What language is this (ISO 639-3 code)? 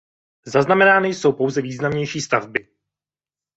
ces